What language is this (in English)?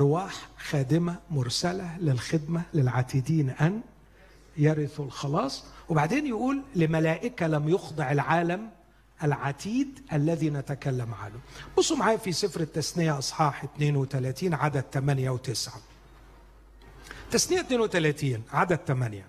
Arabic